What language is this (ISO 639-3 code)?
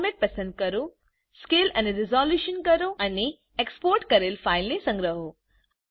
guj